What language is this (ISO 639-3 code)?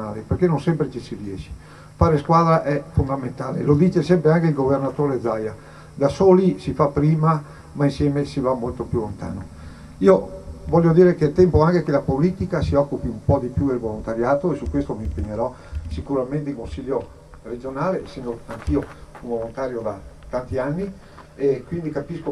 ita